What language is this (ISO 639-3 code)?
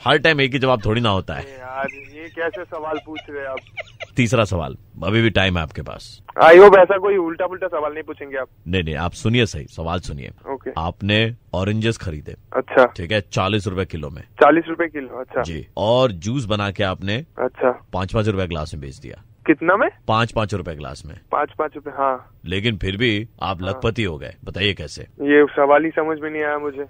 hin